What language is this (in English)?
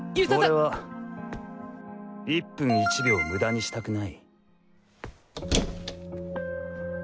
Japanese